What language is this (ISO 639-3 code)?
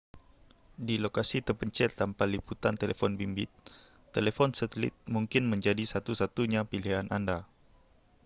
msa